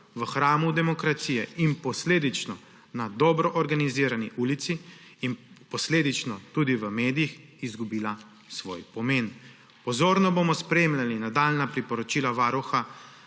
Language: Slovenian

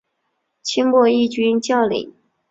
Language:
Chinese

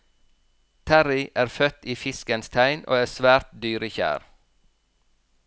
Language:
Norwegian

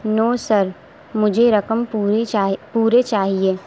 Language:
Urdu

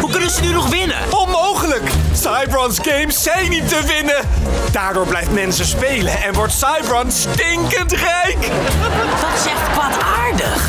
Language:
Dutch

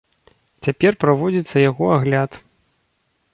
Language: Belarusian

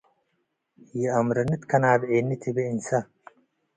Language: Tigre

